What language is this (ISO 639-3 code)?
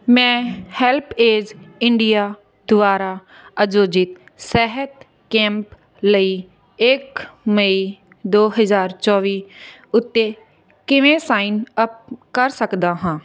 pan